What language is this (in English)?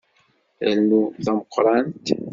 Kabyle